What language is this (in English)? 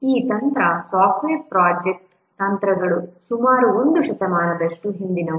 Kannada